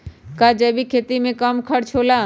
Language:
Magahi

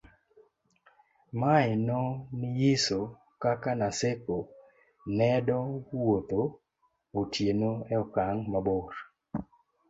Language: Luo (Kenya and Tanzania)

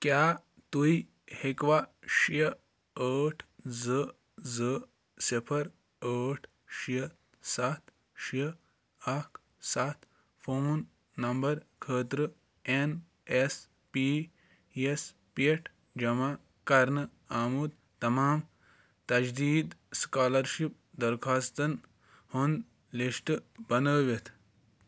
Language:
Kashmiri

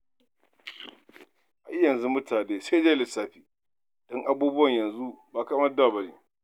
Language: Hausa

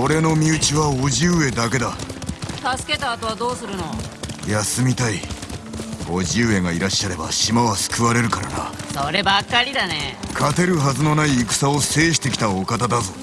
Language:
Japanese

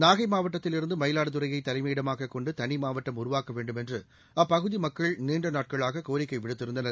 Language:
Tamil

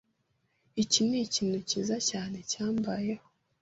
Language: Kinyarwanda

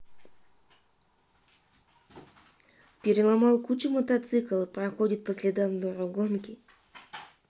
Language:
Russian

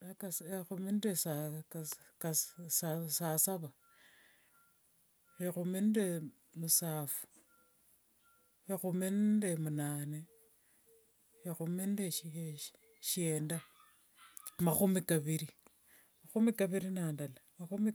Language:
Wanga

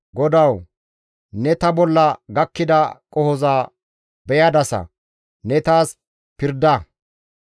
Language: Gamo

